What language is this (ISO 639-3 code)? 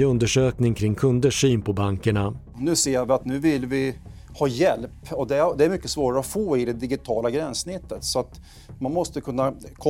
swe